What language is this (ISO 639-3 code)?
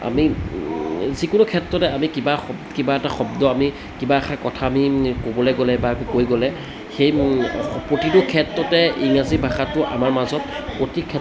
asm